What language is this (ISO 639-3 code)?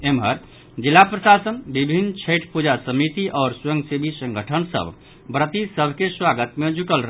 mai